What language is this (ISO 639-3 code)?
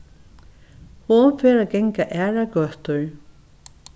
fao